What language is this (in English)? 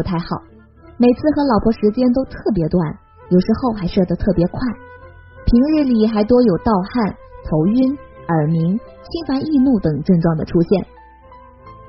Chinese